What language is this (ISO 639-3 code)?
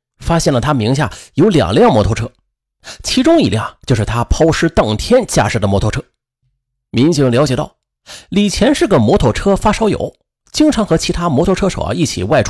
zho